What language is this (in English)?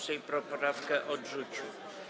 Polish